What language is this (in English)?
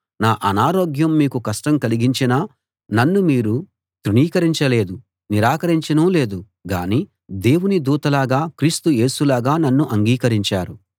Telugu